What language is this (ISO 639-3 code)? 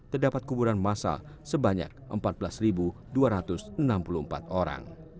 ind